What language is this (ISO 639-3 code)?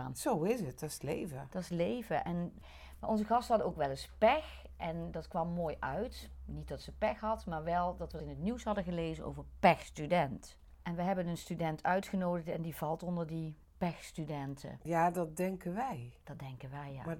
nld